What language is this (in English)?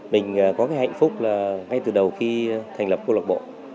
Vietnamese